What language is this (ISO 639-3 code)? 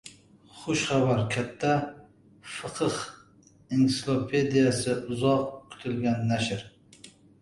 uzb